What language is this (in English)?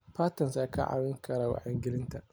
Somali